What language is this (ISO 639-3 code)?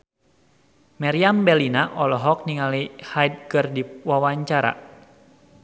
sun